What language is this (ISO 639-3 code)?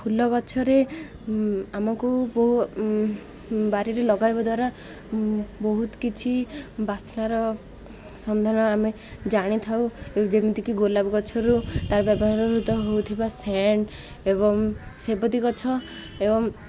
ori